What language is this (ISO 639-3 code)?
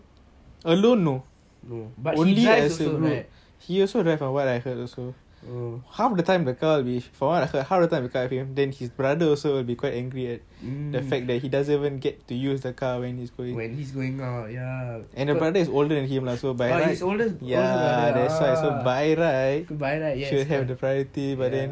eng